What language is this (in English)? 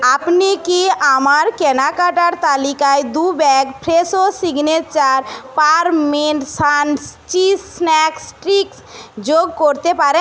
Bangla